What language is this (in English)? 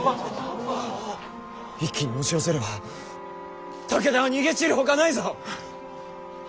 Japanese